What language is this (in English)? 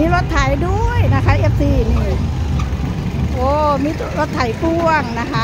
Thai